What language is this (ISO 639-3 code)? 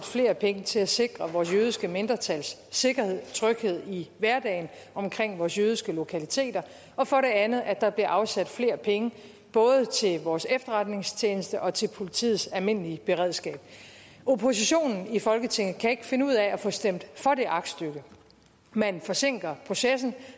dan